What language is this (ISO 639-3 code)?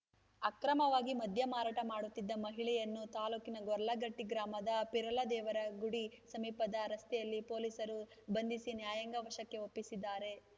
kan